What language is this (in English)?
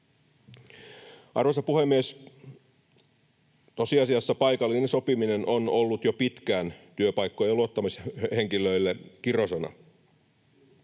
Finnish